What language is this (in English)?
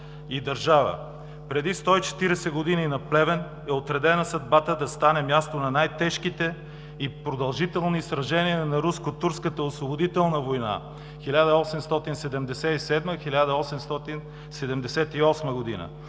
Bulgarian